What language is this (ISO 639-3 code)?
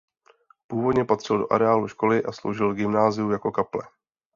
ces